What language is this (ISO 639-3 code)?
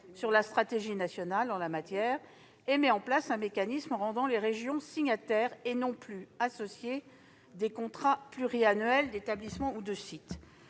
fra